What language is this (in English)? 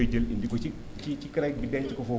Wolof